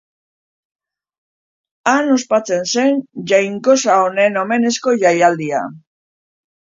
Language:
Basque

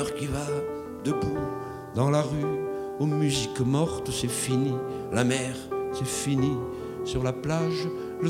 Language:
French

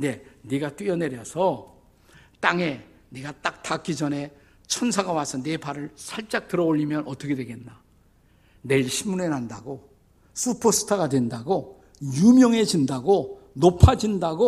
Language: Korean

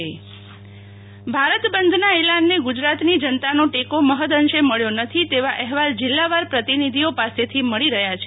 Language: Gujarati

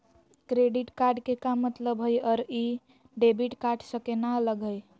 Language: Magahi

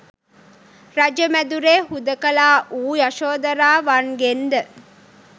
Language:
Sinhala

